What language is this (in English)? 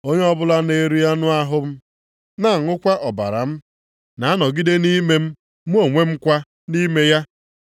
Igbo